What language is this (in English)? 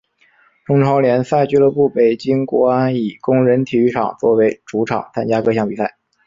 Chinese